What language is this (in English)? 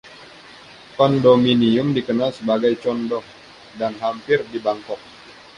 Indonesian